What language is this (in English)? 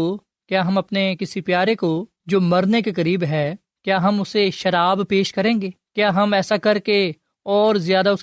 Urdu